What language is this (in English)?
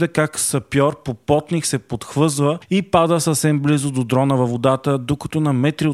Bulgarian